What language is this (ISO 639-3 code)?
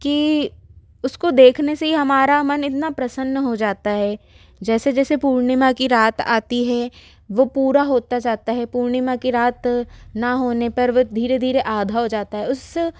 hin